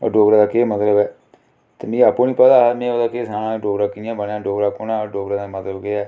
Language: Dogri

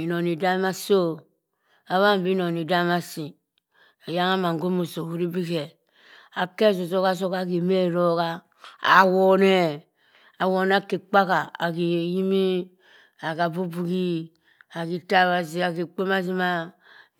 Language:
Cross River Mbembe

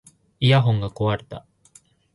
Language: Japanese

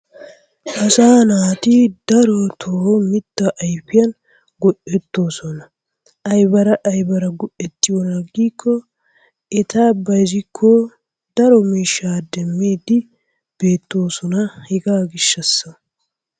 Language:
Wolaytta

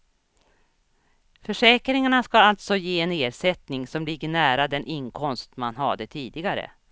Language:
Swedish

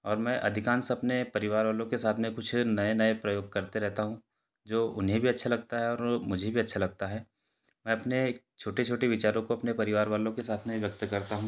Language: Hindi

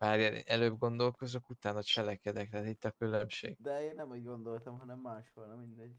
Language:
Hungarian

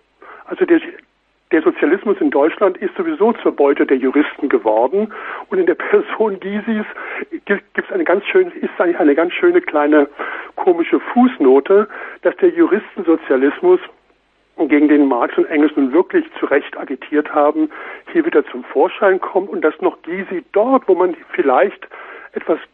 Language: German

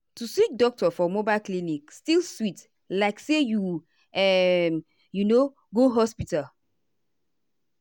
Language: Nigerian Pidgin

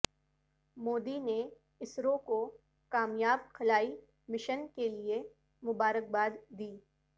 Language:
Urdu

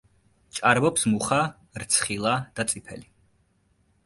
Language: Georgian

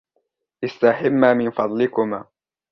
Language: Arabic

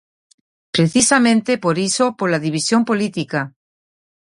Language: Galician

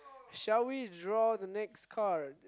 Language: English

